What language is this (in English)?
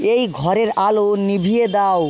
Bangla